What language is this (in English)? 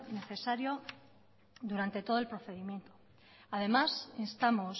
Spanish